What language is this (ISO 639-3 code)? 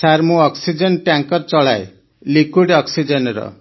ori